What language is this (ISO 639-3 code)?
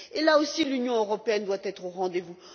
fra